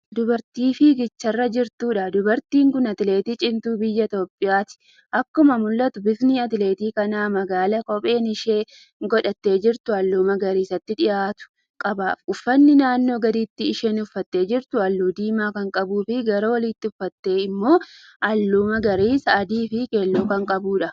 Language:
Oromo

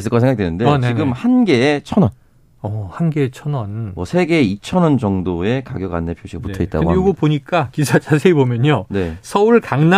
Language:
Korean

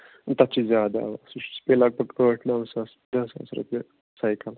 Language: Kashmiri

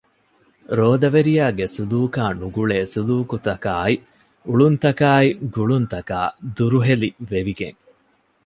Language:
Divehi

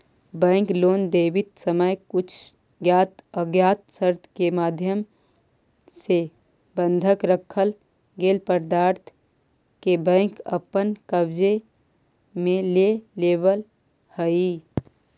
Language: Magahi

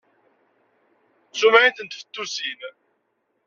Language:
Kabyle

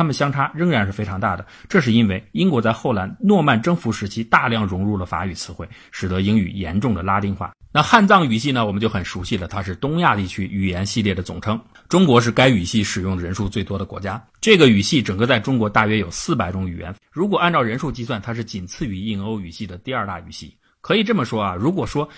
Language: Chinese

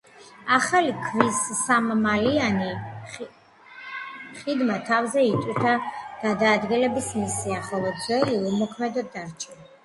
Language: Georgian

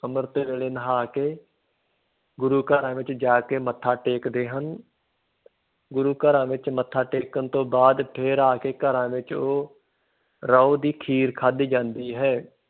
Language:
Punjabi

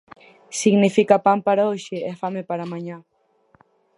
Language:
Galician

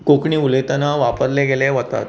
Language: Konkani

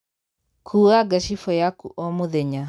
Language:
Kikuyu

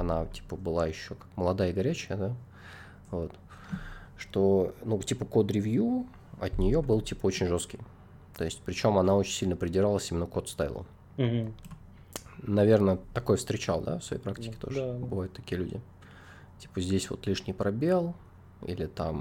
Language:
Russian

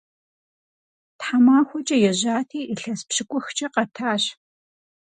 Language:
Kabardian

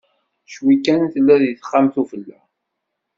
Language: Kabyle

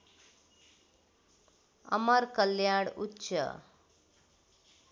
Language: Nepali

